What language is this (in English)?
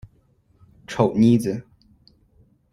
Chinese